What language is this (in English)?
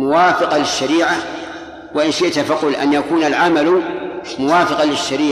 Arabic